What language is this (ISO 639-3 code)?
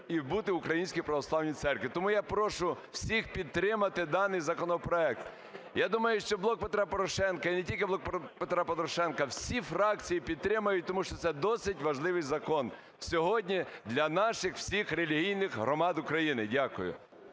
ukr